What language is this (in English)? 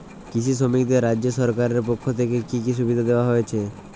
Bangla